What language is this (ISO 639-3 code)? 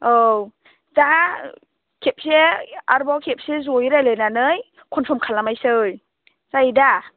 brx